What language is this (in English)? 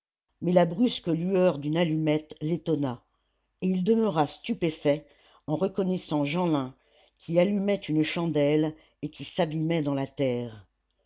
French